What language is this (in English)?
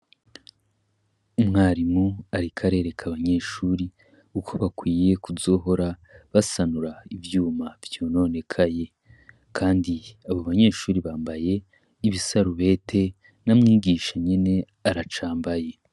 Rundi